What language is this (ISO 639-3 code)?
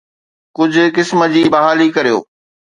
snd